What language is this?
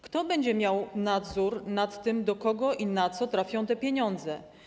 Polish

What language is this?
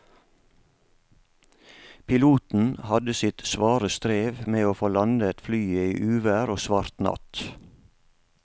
Norwegian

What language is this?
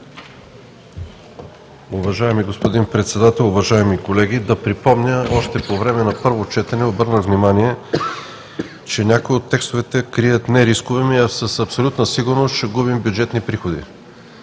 Bulgarian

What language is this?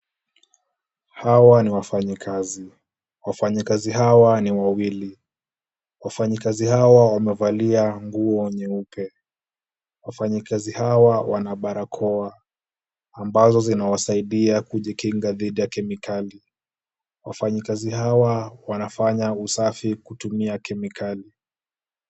Swahili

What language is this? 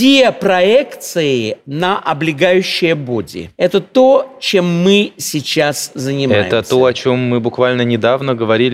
Russian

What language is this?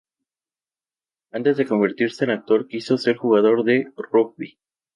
Spanish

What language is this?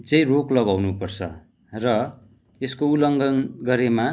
Nepali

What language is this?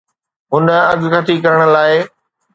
Sindhi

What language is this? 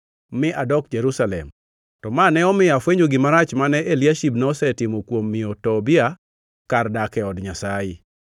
Luo (Kenya and Tanzania)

